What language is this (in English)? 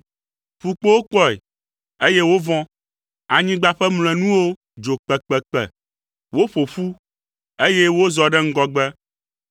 Ewe